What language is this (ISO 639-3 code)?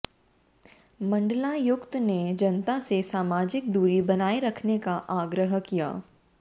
hin